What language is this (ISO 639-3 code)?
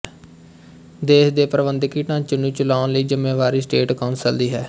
pan